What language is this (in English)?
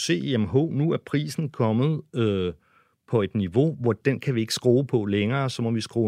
Danish